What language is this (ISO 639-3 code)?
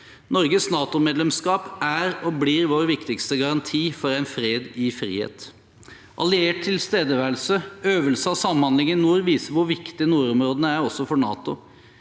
nor